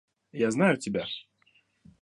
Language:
Russian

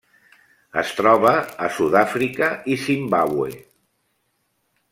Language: Catalan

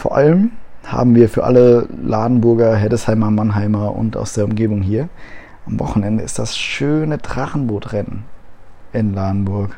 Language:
German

